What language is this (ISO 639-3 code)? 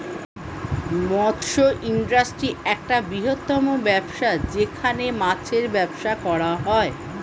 ben